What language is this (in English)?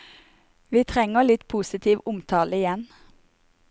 Norwegian